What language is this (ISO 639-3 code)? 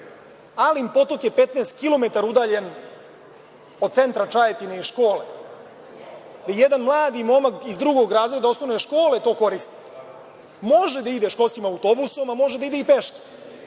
srp